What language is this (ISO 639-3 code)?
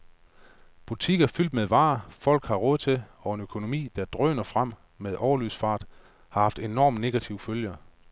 dan